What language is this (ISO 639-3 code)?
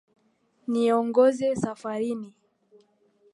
swa